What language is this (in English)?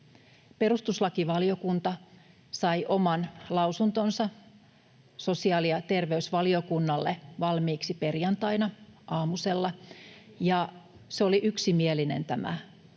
Finnish